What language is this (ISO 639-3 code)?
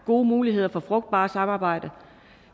dan